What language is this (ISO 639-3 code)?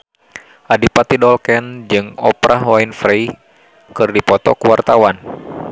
sun